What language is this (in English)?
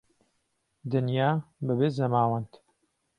Central Kurdish